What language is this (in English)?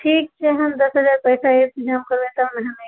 Maithili